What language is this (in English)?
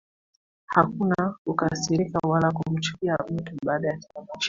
Swahili